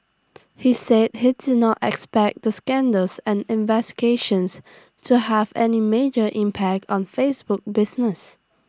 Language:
English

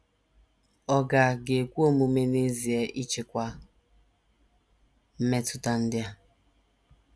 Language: Igbo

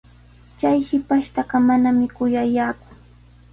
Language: Sihuas Ancash Quechua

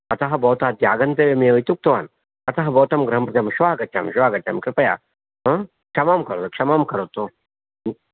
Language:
Sanskrit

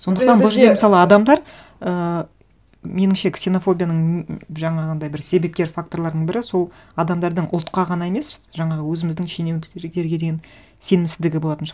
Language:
Kazakh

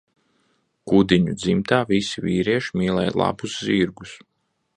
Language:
Latvian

